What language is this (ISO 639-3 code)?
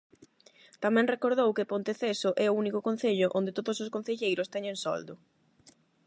glg